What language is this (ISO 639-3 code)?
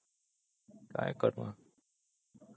ori